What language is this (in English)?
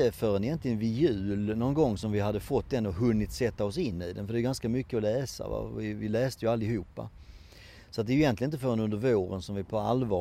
Swedish